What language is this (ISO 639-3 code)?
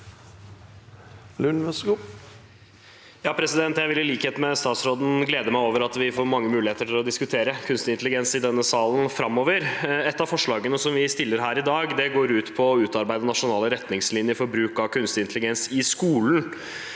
nor